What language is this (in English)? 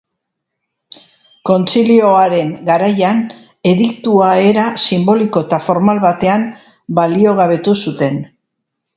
Basque